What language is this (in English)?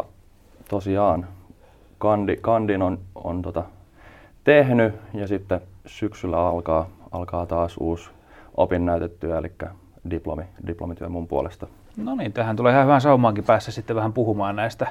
Finnish